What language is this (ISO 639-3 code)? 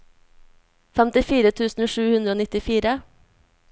nor